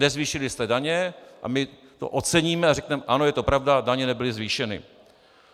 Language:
Czech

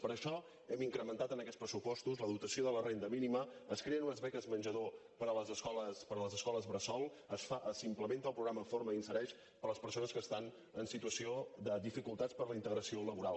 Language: Catalan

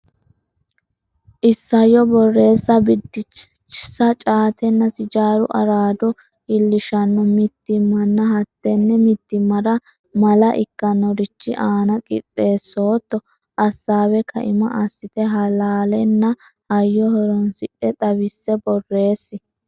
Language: Sidamo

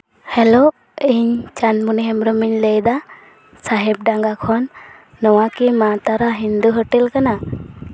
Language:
Santali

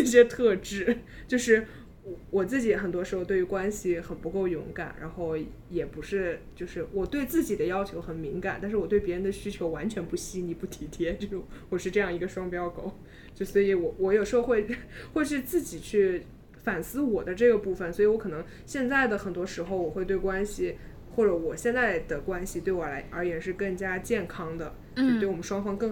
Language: Chinese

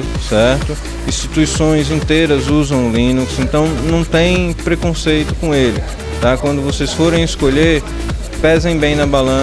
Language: Portuguese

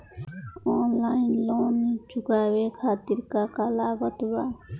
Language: Bhojpuri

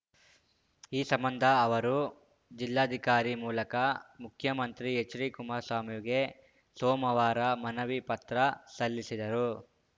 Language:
Kannada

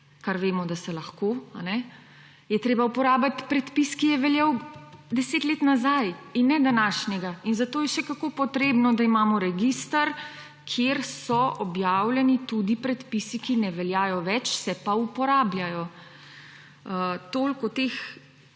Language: Slovenian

